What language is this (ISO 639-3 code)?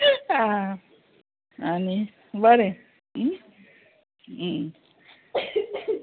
kok